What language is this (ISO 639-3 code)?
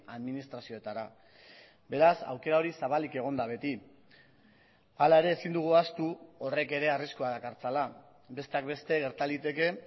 eus